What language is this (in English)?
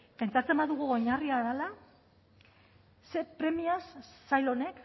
Basque